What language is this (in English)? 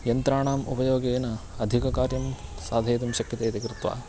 Sanskrit